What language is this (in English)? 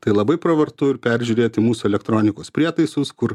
Lithuanian